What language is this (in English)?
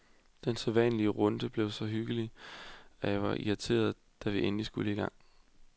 Danish